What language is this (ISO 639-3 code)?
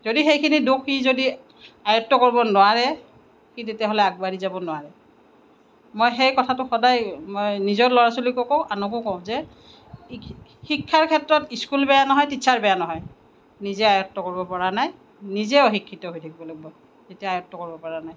asm